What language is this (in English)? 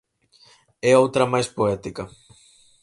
Galician